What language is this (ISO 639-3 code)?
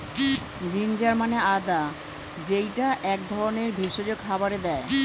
ben